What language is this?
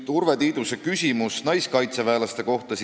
Estonian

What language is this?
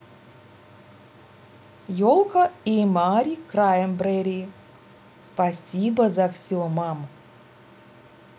Russian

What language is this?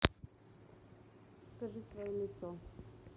Russian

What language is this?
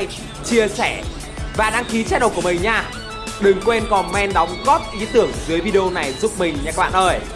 Vietnamese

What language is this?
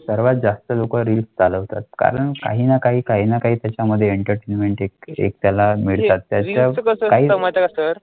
Marathi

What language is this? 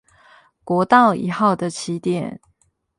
Chinese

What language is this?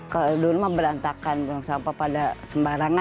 Indonesian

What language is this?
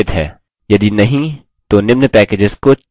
Hindi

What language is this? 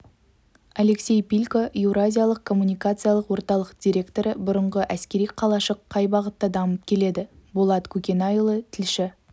Kazakh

